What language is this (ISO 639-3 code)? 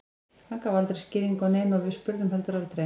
isl